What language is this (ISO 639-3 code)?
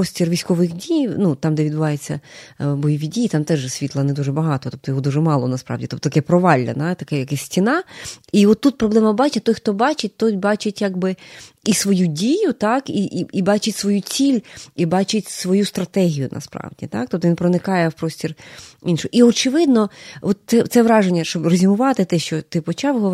ukr